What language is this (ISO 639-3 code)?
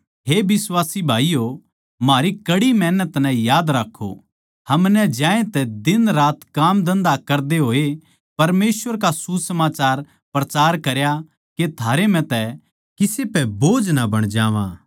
bgc